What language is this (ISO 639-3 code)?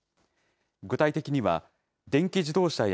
jpn